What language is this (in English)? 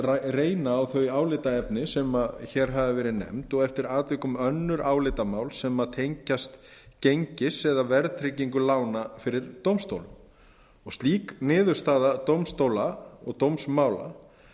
Icelandic